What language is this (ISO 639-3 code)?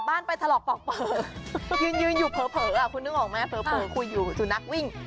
tha